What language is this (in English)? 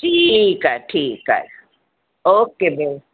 Sindhi